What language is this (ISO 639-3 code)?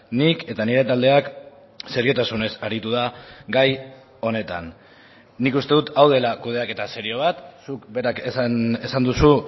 eus